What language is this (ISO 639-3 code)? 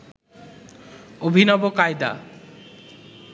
ben